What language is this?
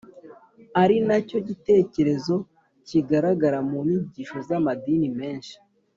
Kinyarwanda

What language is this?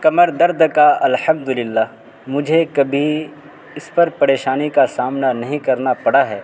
Urdu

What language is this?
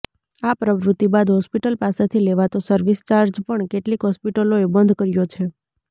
Gujarati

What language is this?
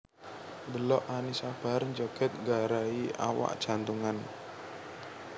Javanese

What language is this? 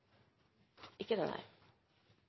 Norwegian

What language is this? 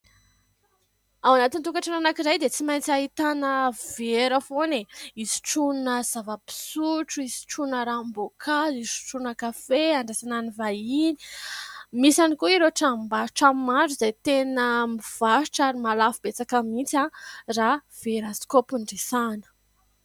Malagasy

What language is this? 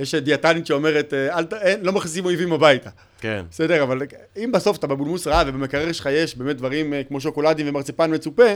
Hebrew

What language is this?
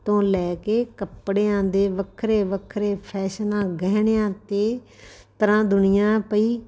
Punjabi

